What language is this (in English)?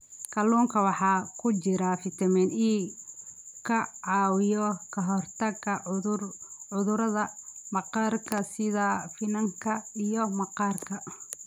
Somali